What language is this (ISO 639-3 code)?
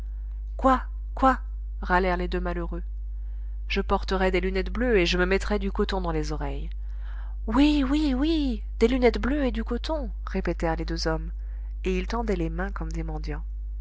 fra